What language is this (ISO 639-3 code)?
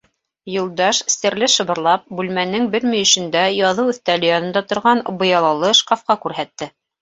bak